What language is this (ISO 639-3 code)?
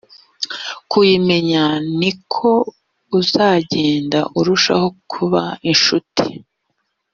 kin